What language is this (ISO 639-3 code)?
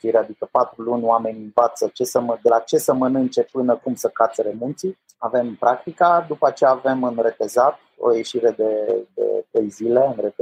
ron